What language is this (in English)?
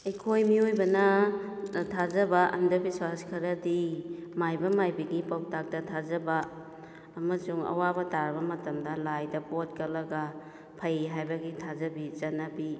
Manipuri